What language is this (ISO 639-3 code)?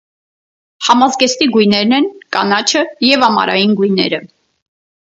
hye